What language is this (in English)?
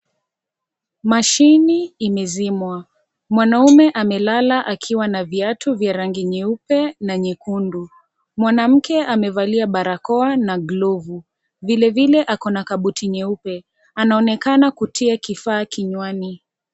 Swahili